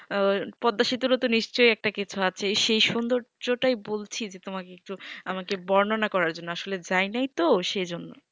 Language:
Bangla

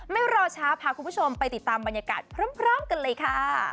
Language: Thai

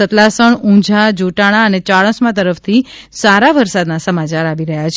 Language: Gujarati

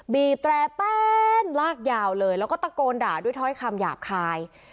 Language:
Thai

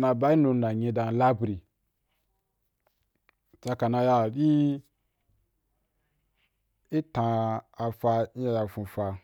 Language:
Wapan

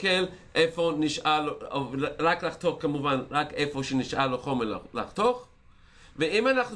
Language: Hebrew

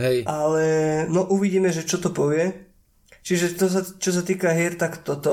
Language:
Slovak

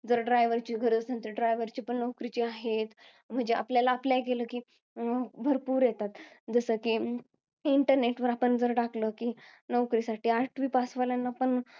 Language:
Marathi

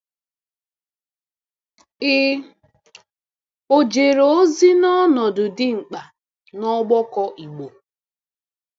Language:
Igbo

